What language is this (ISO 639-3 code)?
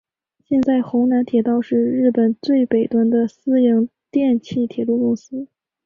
zho